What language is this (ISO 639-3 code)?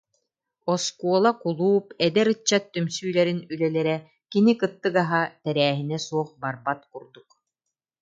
sah